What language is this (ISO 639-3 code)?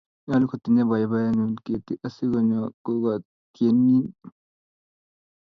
kln